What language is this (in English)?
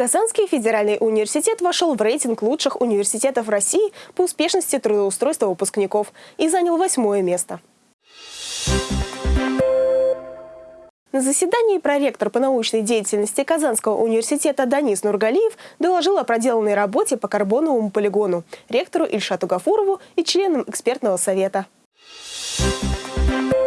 Russian